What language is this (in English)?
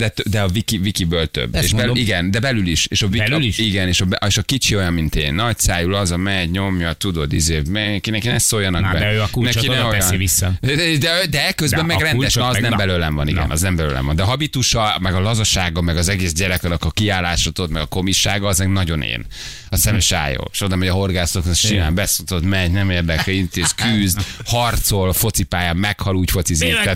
Hungarian